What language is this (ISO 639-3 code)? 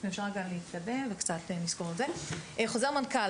heb